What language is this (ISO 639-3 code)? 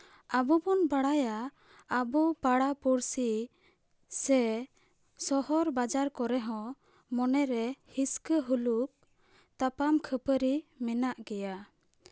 sat